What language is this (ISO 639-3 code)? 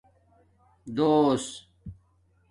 dmk